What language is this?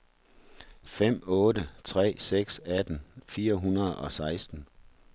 Danish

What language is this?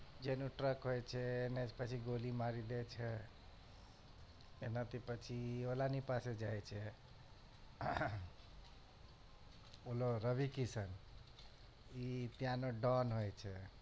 Gujarati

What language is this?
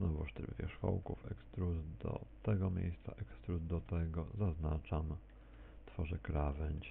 Polish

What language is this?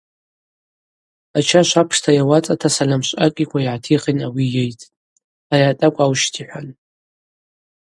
Abaza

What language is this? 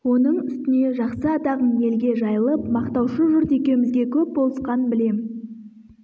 Kazakh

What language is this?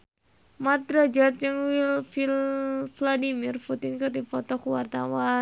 Sundanese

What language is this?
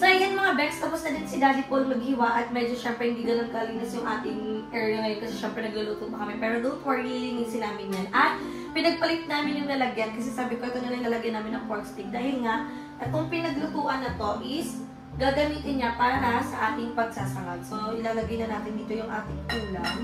Filipino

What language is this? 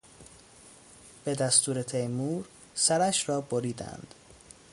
Persian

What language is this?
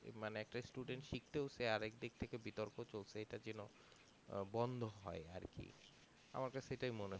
Bangla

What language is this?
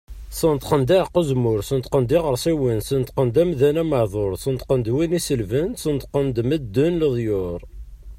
Kabyle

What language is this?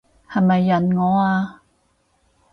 Cantonese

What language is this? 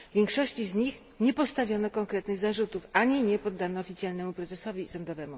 Polish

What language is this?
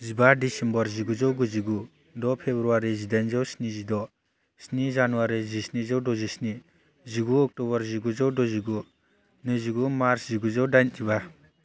Bodo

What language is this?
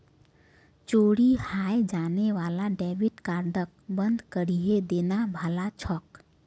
Magahi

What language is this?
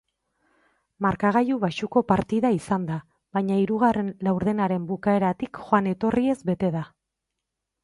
Basque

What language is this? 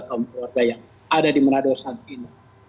Indonesian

